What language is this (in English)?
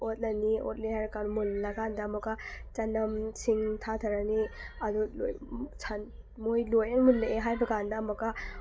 Manipuri